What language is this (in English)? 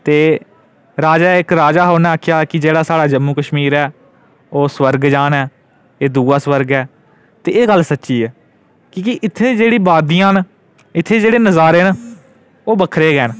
Dogri